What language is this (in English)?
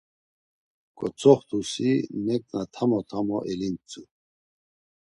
Laz